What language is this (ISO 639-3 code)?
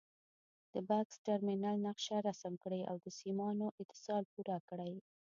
pus